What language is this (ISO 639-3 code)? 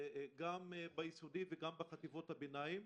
heb